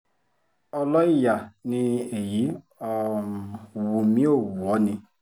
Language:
Yoruba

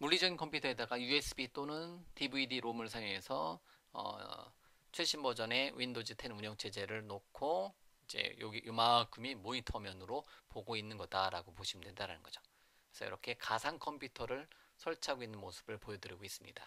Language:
Korean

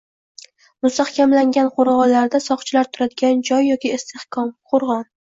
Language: Uzbek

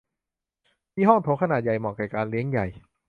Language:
Thai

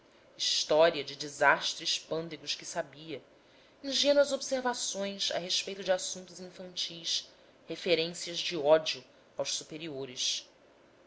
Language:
Portuguese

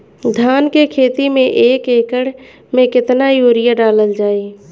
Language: Bhojpuri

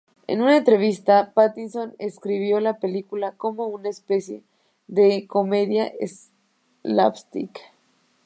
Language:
Spanish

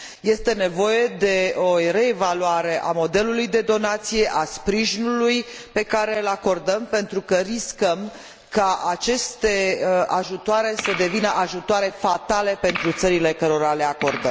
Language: Romanian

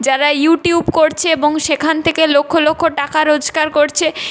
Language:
Bangla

